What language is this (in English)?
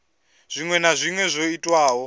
Venda